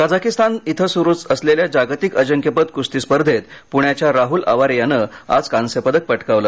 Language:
Marathi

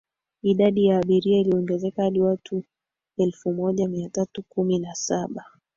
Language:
Swahili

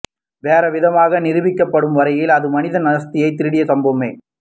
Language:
Tamil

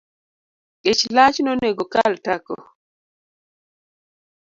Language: Luo (Kenya and Tanzania)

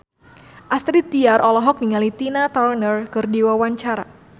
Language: Sundanese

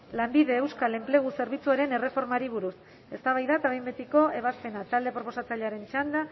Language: Basque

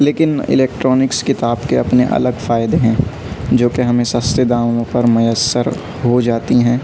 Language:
Urdu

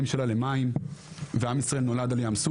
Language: Hebrew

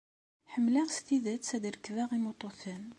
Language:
Kabyle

